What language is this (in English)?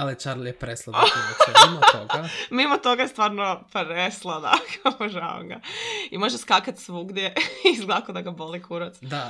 Croatian